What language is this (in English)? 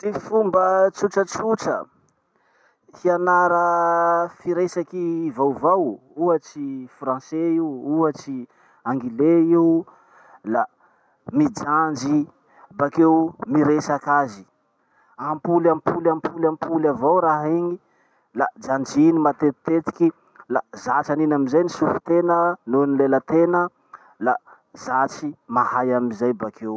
Masikoro Malagasy